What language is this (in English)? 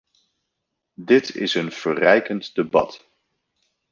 Dutch